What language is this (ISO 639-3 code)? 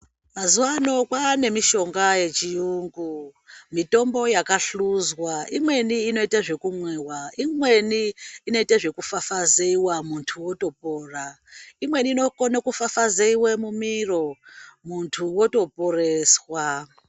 ndc